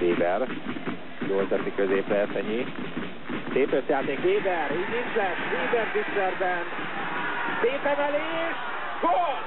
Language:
Hungarian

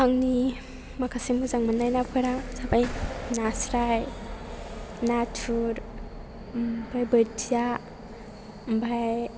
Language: Bodo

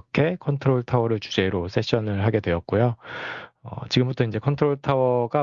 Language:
Korean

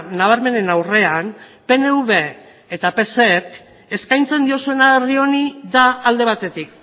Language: Basque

